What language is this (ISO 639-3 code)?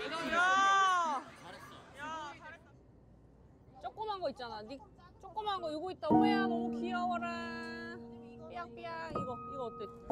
kor